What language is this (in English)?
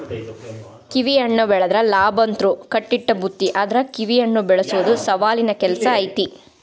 Kannada